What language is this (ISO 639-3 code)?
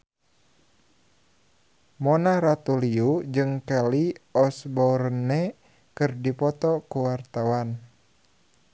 sun